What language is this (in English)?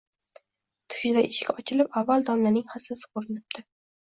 Uzbek